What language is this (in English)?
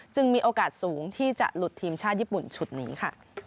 Thai